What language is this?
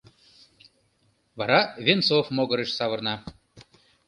Mari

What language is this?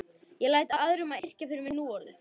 Icelandic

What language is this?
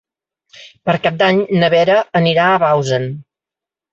Catalan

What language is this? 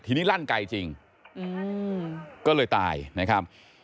Thai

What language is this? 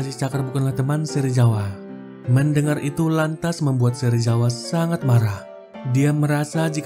Indonesian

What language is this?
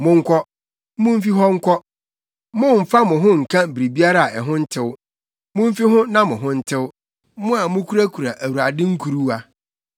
Akan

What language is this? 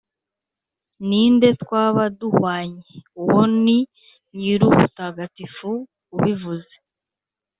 Kinyarwanda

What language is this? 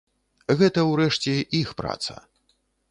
Belarusian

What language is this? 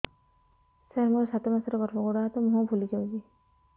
Odia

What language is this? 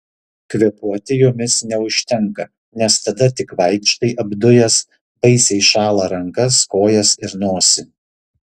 Lithuanian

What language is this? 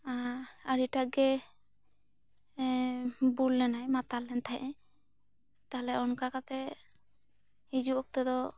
Santali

